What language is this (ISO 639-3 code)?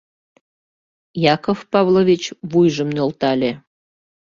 chm